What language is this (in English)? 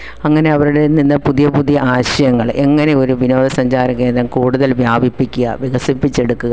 Malayalam